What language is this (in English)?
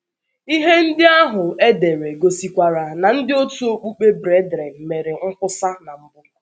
Igbo